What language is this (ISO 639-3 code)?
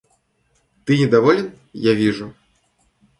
rus